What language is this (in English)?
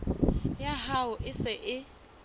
Southern Sotho